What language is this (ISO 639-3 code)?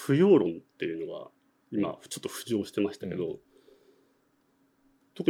jpn